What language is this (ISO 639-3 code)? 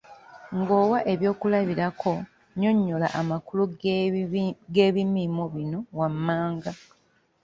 lug